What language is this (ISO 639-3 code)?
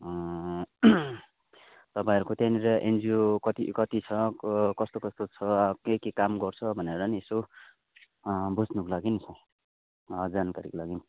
nep